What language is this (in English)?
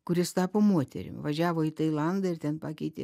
Lithuanian